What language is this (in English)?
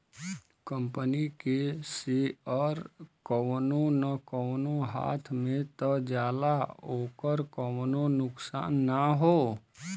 Bhojpuri